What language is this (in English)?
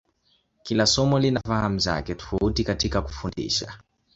Swahili